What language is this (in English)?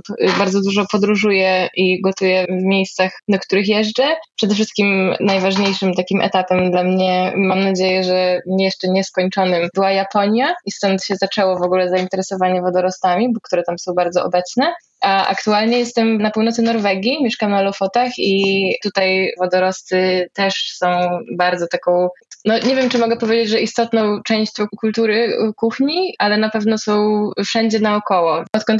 Polish